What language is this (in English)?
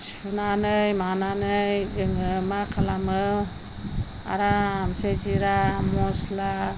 Bodo